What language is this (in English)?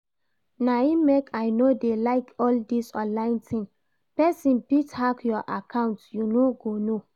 Nigerian Pidgin